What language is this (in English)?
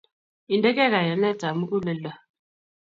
Kalenjin